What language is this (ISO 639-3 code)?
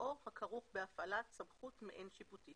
heb